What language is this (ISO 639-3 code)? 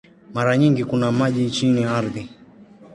swa